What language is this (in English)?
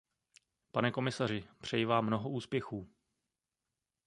Czech